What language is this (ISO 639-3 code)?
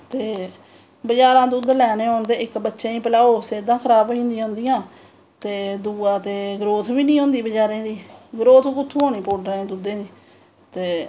doi